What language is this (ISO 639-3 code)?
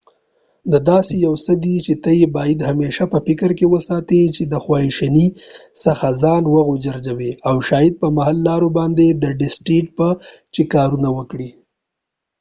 pus